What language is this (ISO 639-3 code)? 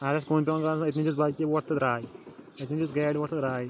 kas